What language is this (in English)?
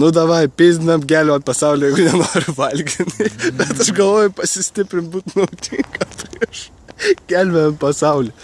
Lithuanian